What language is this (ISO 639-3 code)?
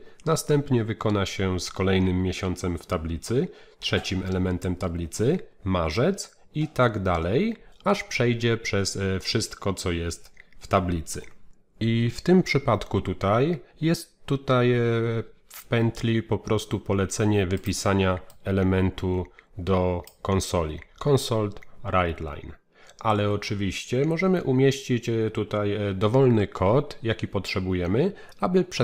pol